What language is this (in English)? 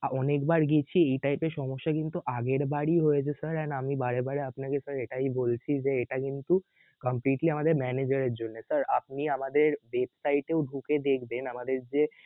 Bangla